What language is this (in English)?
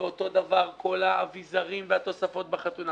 Hebrew